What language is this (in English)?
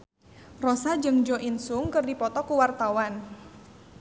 Sundanese